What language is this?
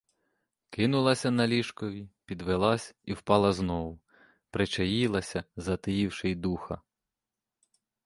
Ukrainian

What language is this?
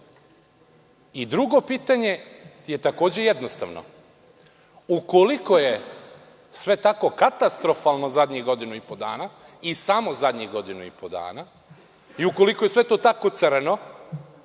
Serbian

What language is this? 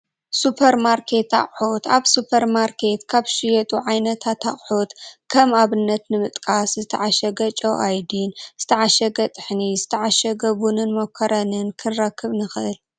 Tigrinya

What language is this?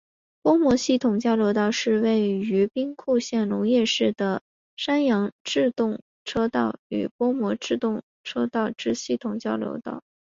Chinese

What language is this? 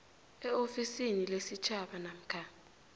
South Ndebele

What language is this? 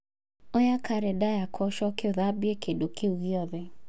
Kikuyu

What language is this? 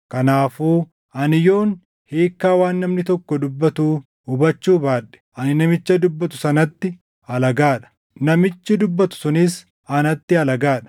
Oromo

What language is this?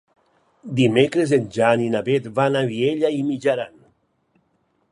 Catalan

